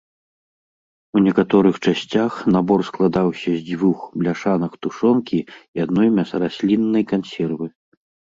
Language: Belarusian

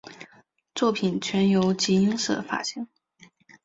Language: Chinese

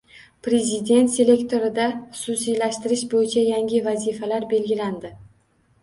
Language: Uzbek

